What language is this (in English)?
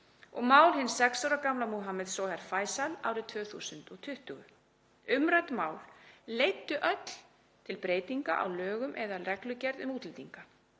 Icelandic